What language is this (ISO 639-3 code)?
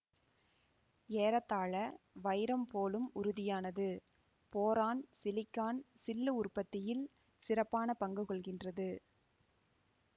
tam